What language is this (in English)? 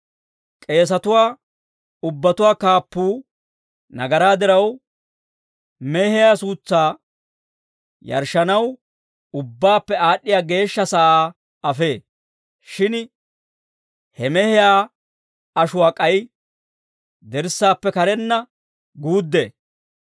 Dawro